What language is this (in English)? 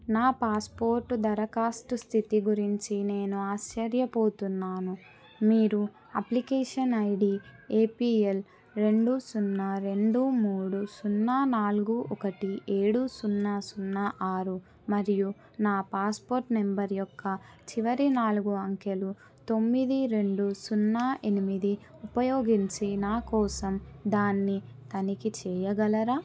Telugu